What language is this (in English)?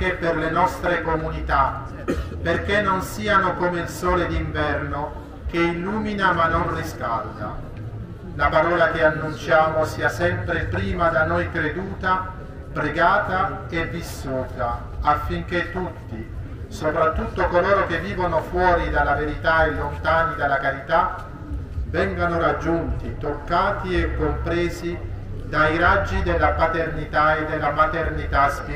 Italian